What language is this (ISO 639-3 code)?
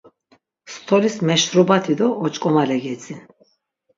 lzz